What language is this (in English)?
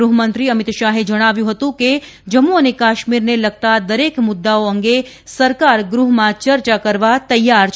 Gujarati